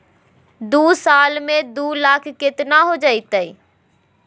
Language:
Magahi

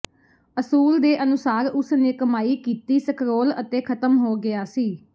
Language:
Punjabi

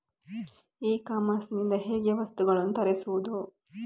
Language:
Kannada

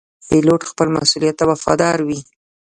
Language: Pashto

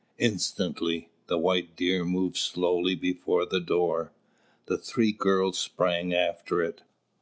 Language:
English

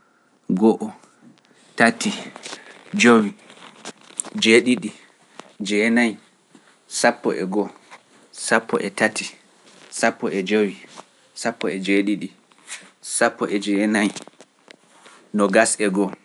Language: Pular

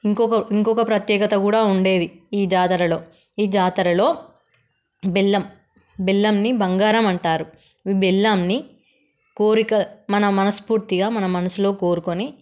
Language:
Telugu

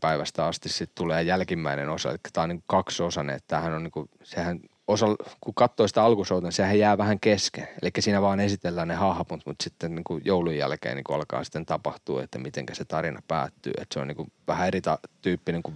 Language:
Finnish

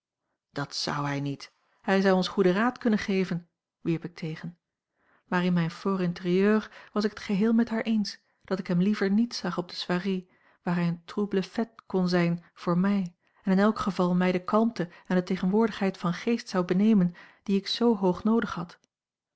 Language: Dutch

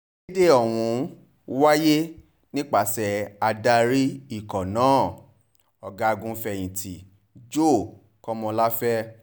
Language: Yoruba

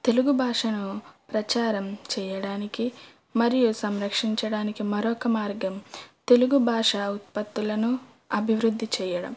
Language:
Telugu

